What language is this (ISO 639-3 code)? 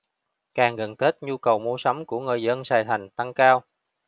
vie